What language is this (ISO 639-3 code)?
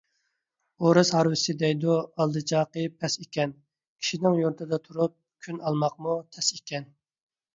uig